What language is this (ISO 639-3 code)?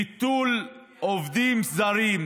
heb